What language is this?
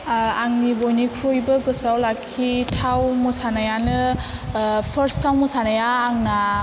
Bodo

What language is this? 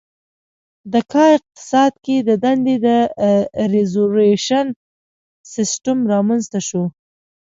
Pashto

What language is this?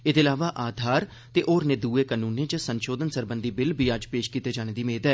Dogri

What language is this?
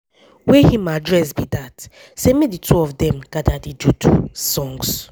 Nigerian Pidgin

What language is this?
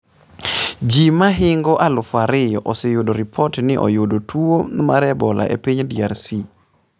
Luo (Kenya and Tanzania)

